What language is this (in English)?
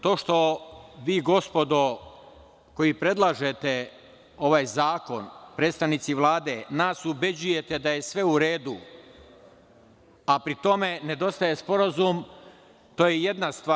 Serbian